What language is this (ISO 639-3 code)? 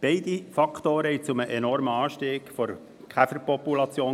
gsw